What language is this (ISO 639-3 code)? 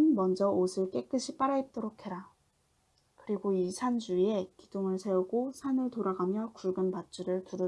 kor